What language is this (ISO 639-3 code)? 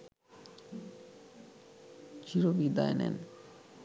ben